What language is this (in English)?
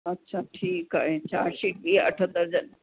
Sindhi